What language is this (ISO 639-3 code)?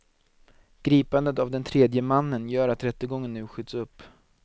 swe